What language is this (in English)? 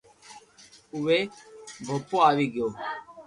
Loarki